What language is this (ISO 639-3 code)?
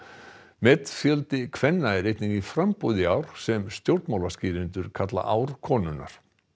isl